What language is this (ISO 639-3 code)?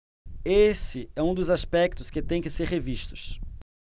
por